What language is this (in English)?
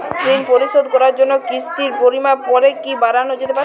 Bangla